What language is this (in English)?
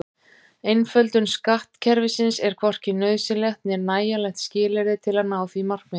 Icelandic